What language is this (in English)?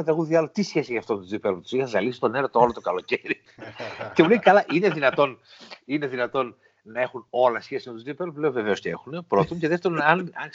Greek